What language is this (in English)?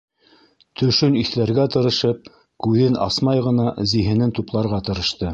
Bashkir